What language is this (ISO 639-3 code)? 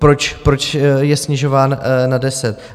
ces